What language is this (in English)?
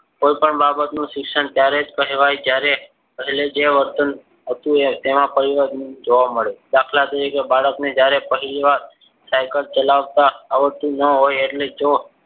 Gujarati